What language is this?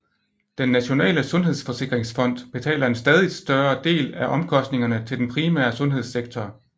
Danish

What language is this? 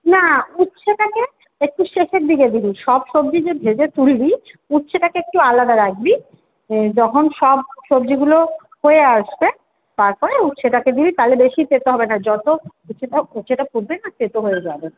Bangla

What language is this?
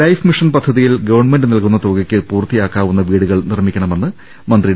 Malayalam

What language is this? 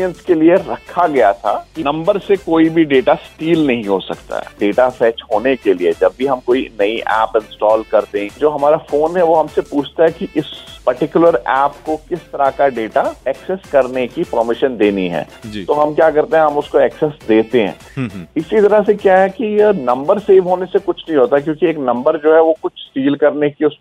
Hindi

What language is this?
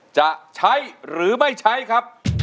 Thai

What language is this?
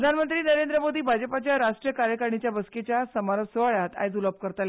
Konkani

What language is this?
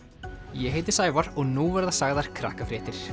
Icelandic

